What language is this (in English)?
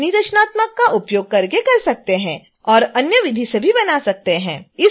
Hindi